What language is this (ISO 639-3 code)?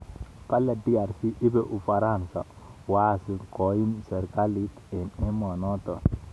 kln